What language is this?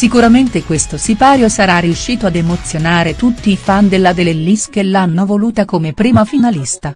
Italian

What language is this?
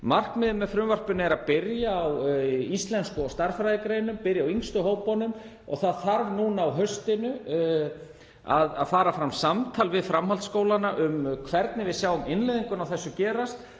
Icelandic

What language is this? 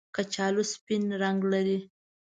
Pashto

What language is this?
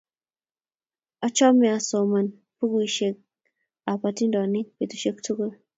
Kalenjin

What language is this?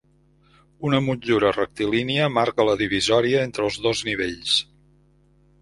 Catalan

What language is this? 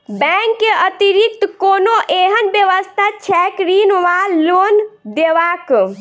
Maithili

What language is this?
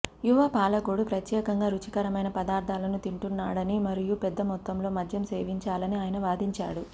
Telugu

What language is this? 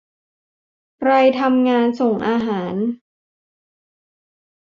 Thai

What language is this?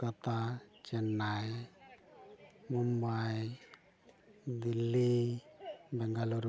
Santali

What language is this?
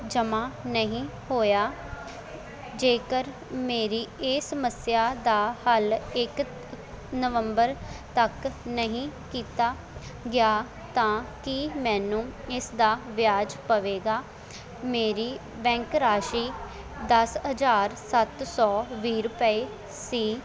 Punjabi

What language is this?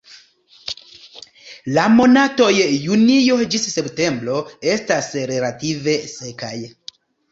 Esperanto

